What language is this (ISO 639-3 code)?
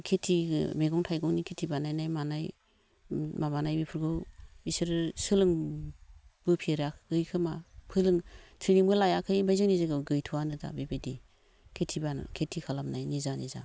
brx